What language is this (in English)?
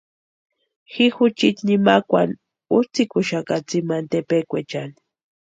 Western Highland Purepecha